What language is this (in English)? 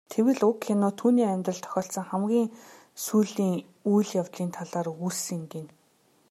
Mongolian